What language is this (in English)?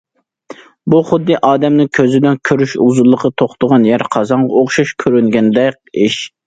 Uyghur